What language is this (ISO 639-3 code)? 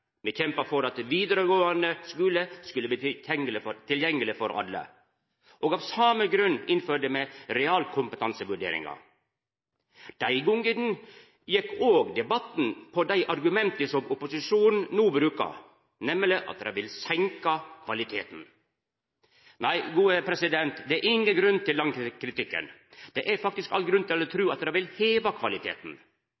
nno